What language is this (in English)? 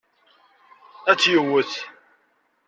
Kabyle